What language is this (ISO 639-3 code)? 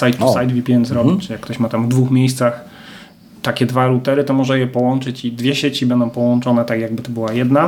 pol